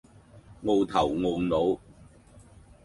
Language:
Cantonese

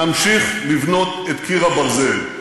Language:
Hebrew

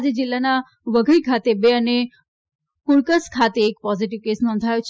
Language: Gujarati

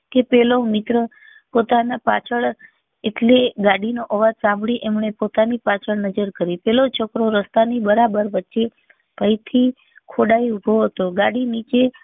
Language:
Gujarati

